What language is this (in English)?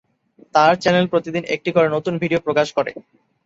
Bangla